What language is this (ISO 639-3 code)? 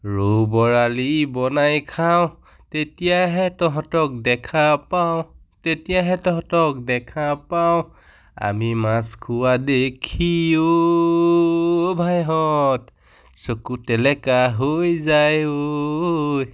asm